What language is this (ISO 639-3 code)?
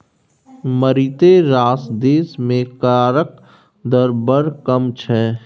mai